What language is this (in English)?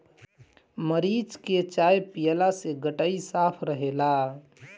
Bhojpuri